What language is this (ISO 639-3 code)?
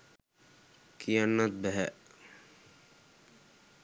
sin